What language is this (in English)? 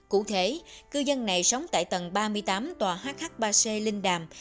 Vietnamese